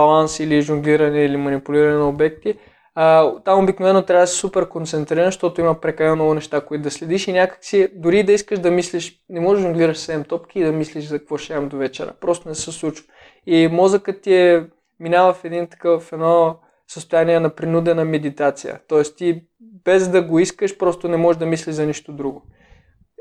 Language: Bulgarian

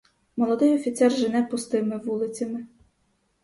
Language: Ukrainian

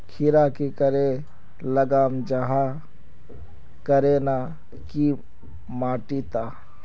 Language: Magahi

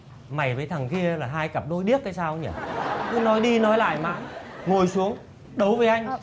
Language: Vietnamese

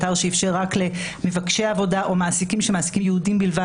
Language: Hebrew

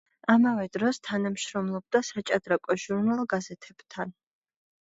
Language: Georgian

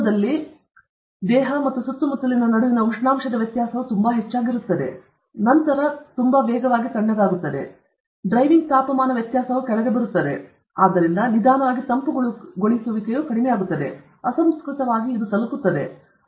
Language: Kannada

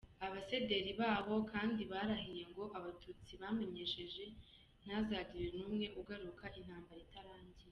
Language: Kinyarwanda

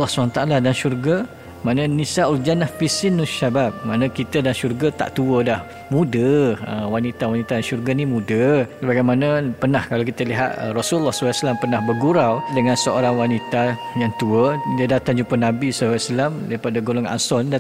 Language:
Malay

